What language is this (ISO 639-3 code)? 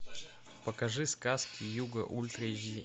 rus